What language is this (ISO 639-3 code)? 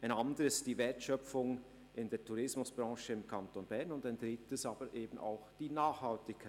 gsw